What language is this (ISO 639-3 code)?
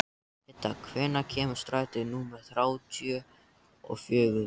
isl